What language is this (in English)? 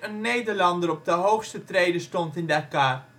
Dutch